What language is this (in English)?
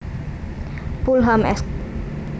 Javanese